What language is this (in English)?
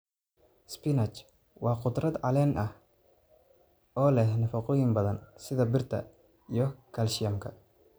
Somali